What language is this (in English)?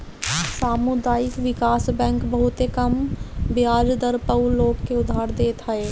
Bhojpuri